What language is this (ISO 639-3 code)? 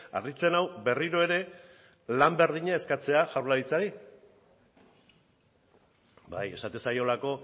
eus